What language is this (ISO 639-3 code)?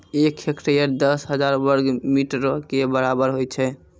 mai